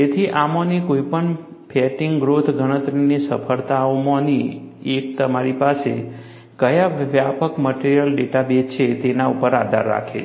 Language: Gujarati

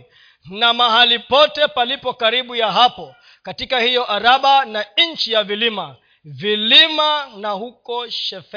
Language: Swahili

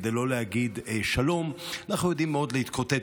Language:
Hebrew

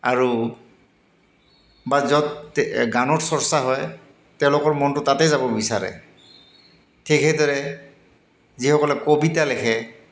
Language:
Assamese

